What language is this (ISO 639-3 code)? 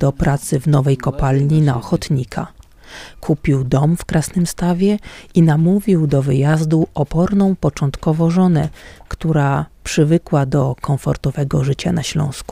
pol